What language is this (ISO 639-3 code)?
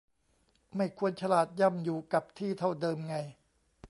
tha